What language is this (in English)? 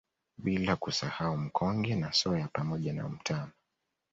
Swahili